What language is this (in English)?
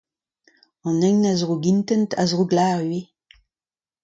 Breton